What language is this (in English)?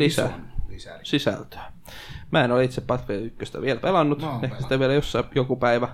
Finnish